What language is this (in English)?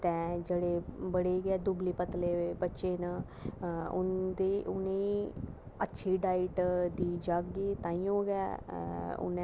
Dogri